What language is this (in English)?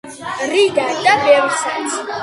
Georgian